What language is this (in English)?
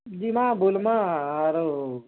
Odia